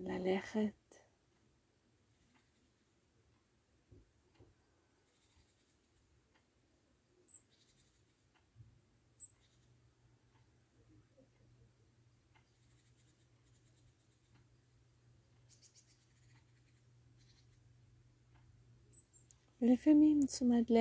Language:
Hebrew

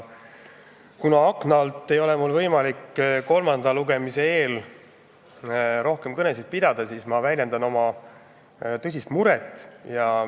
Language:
Estonian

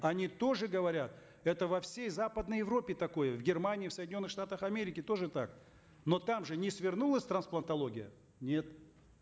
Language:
Kazakh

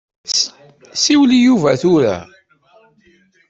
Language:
Kabyle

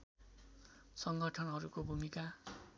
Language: Nepali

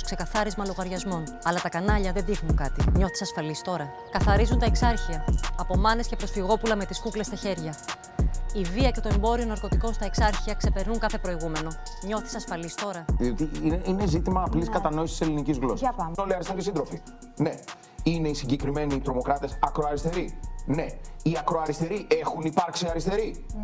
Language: Greek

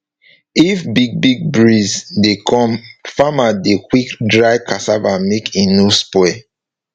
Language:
Nigerian Pidgin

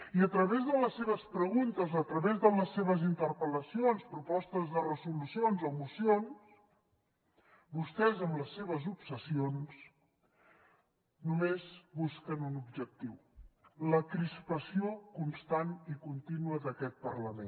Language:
Catalan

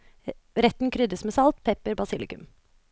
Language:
Norwegian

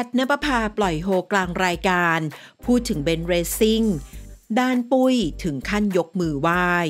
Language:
Thai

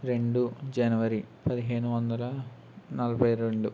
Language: Telugu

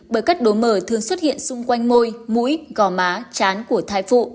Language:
Vietnamese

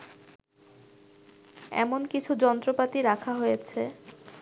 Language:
Bangla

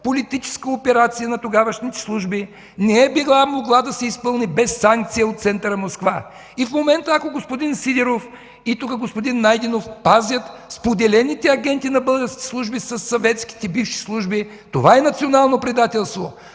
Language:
Bulgarian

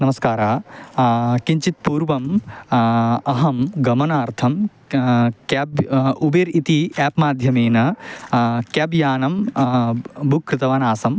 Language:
Sanskrit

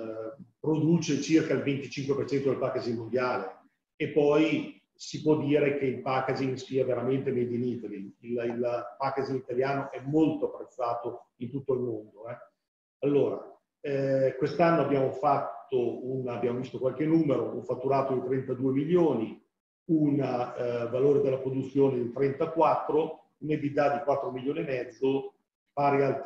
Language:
Italian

